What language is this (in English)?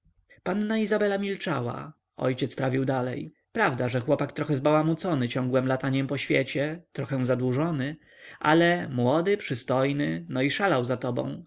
Polish